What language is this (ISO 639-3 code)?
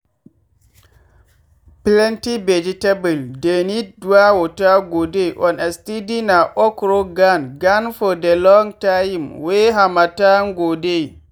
pcm